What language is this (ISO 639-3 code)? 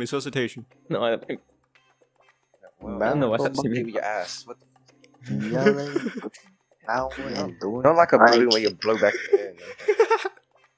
eng